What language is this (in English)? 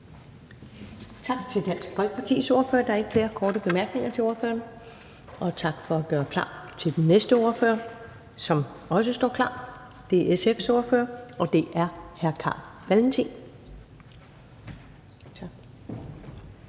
Danish